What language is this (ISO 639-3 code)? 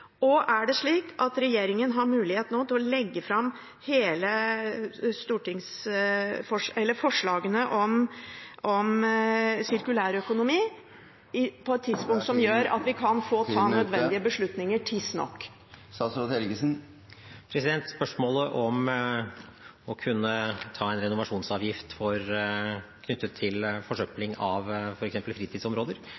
nob